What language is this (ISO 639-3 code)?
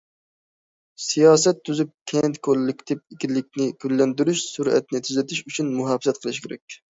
uig